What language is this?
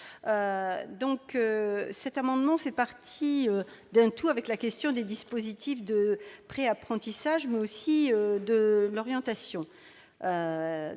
French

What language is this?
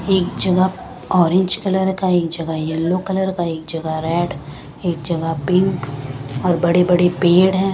Hindi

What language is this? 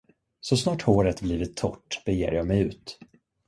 Swedish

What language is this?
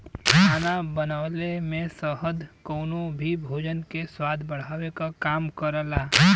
Bhojpuri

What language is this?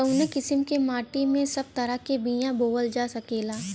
Bhojpuri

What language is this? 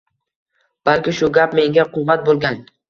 Uzbek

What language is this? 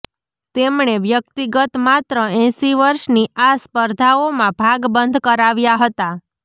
Gujarati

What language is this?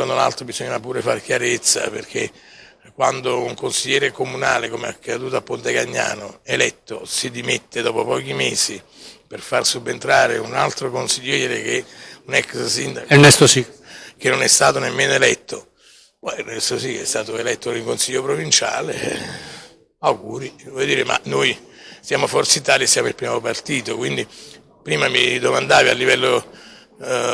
Italian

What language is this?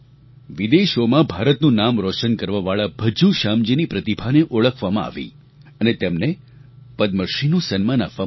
Gujarati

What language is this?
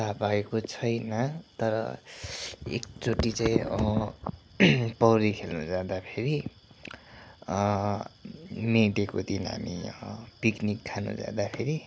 Nepali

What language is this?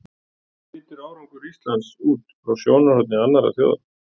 Icelandic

